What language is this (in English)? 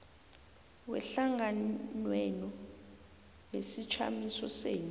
South Ndebele